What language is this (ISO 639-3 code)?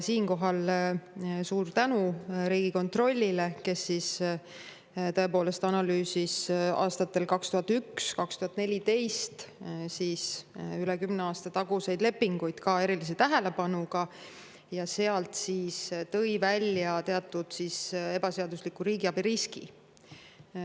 est